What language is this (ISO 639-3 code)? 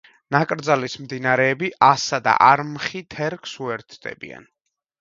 kat